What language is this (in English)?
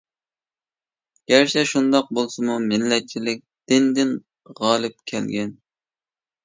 Uyghur